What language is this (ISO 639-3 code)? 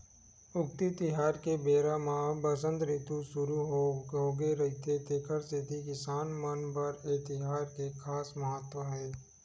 hne